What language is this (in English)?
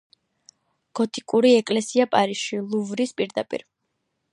Georgian